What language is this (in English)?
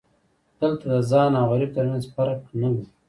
Pashto